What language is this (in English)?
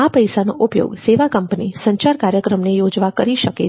Gujarati